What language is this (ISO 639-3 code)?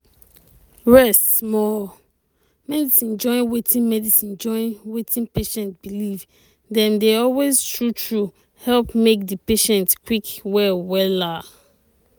pcm